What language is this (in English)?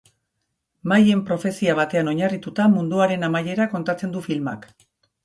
Basque